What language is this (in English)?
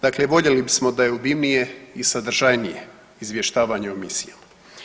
Croatian